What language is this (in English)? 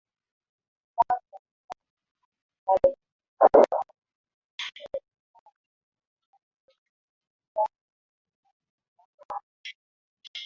Swahili